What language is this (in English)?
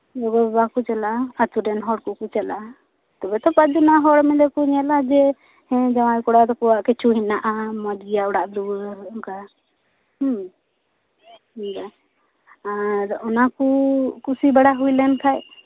Santali